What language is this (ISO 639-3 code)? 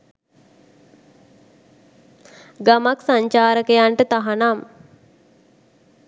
sin